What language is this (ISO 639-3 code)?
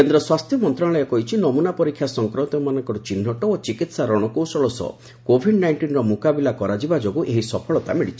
ori